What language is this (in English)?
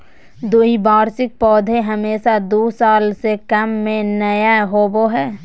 Magahi